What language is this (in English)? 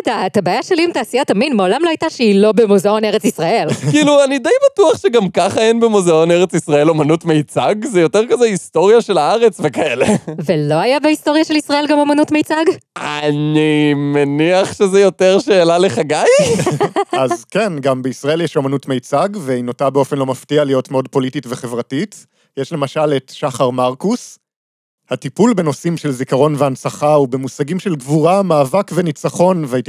Hebrew